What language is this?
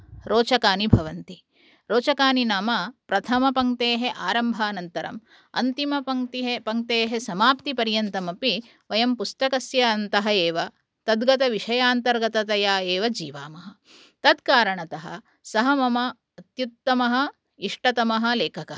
Sanskrit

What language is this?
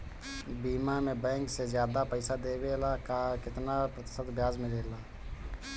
Bhojpuri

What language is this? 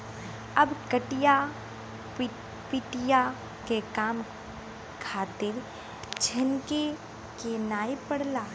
Bhojpuri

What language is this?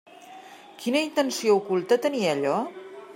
Catalan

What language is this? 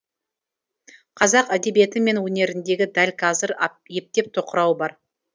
Kazakh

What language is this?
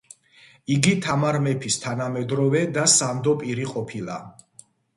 Georgian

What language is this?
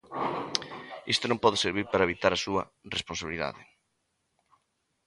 Galician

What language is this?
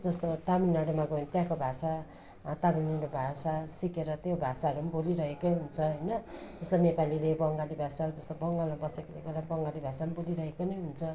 Nepali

